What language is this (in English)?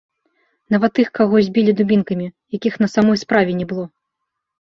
Belarusian